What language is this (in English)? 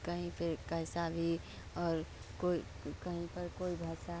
Hindi